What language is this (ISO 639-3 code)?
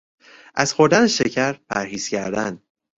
fas